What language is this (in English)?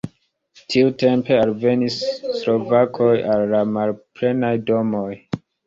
Esperanto